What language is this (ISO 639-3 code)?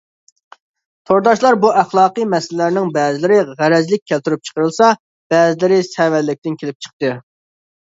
uig